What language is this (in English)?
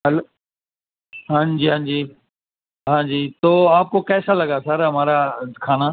Urdu